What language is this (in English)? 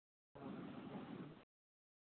Sindhi